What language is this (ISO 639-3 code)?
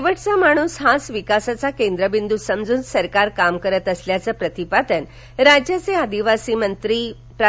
mar